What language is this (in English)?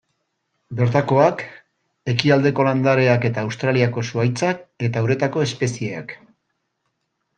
Basque